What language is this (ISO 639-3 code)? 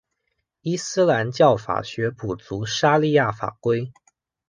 zho